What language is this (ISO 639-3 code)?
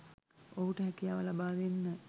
sin